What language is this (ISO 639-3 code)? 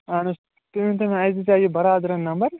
kas